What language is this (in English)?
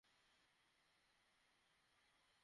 Bangla